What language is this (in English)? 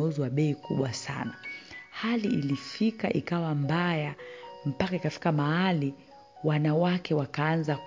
Swahili